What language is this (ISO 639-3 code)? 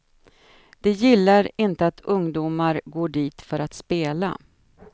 swe